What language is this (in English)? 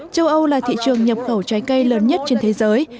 Vietnamese